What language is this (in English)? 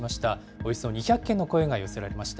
Japanese